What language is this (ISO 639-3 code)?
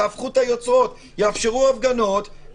heb